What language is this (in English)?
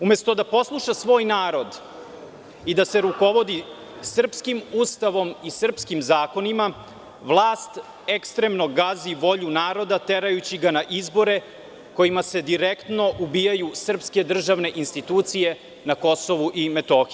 Serbian